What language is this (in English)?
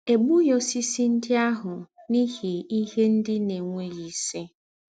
Igbo